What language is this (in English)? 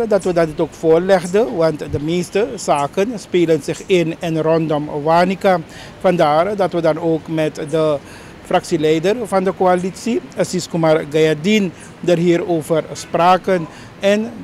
Dutch